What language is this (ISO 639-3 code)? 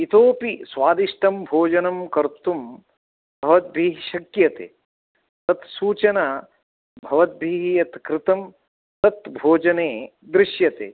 san